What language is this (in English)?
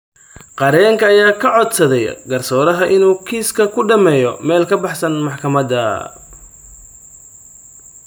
Somali